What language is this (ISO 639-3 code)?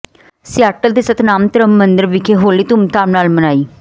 pan